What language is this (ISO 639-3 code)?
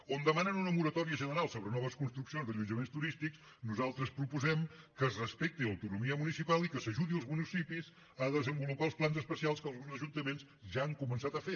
cat